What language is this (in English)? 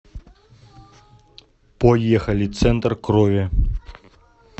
Russian